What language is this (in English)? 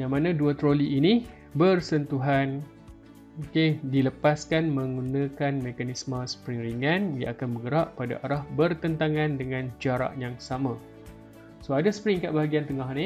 Malay